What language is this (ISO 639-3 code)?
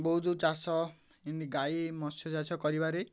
ori